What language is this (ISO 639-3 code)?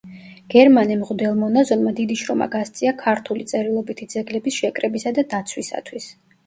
kat